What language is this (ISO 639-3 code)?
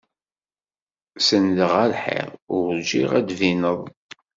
kab